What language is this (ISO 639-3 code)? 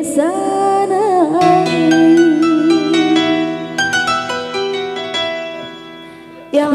ind